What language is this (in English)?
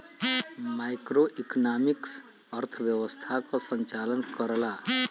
Bhojpuri